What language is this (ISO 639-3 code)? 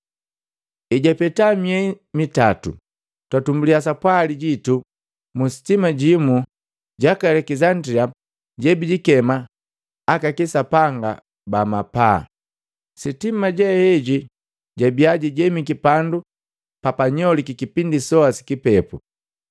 mgv